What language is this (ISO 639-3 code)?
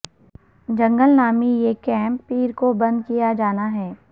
urd